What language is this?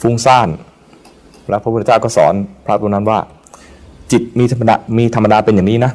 Thai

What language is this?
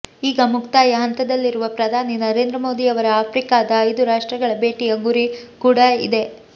Kannada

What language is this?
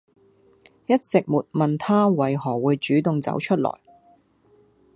Cantonese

